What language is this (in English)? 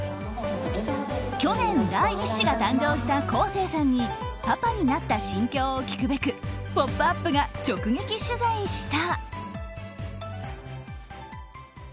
Japanese